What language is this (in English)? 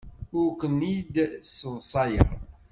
Kabyle